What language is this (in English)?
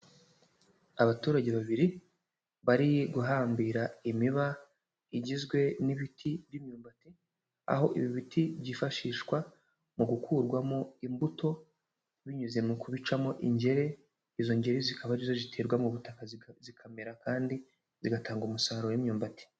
Kinyarwanda